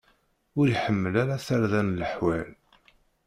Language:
Kabyle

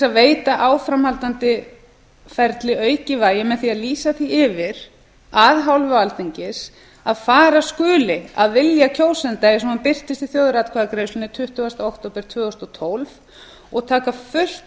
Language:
Icelandic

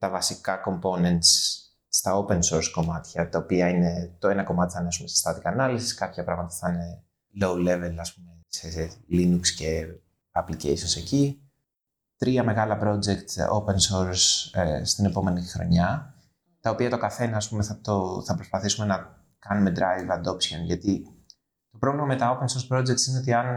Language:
Greek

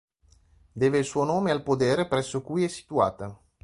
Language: Italian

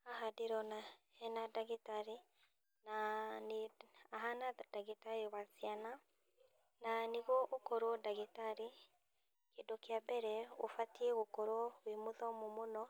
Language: Kikuyu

